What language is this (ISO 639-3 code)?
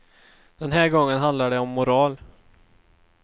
swe